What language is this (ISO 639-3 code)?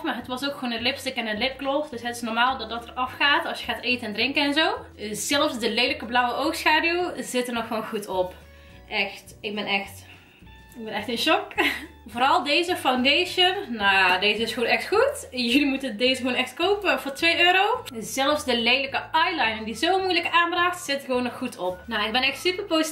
nld